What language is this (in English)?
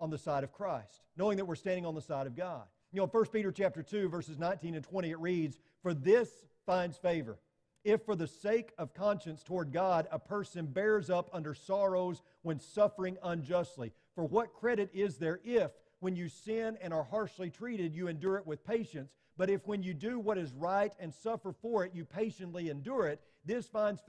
English